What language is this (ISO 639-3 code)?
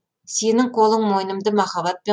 kaz